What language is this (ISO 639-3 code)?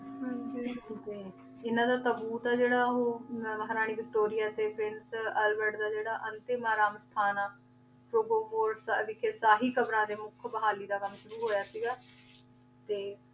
pan